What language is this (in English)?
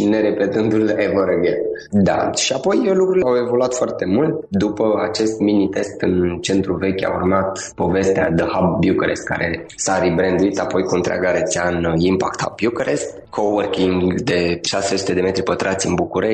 Romanian